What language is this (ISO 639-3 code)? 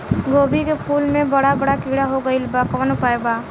bho